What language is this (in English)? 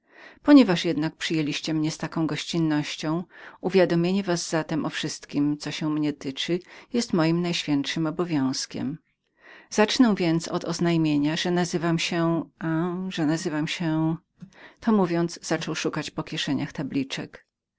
Polish